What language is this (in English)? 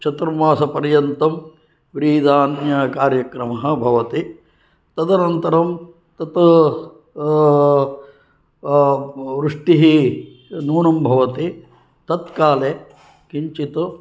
Sanskrit